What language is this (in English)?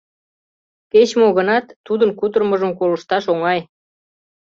Mari